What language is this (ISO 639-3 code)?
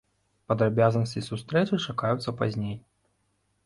bel